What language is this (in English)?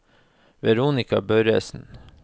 Norwegian